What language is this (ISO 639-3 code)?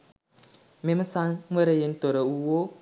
sin